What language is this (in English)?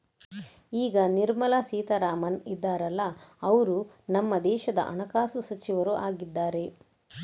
Kannada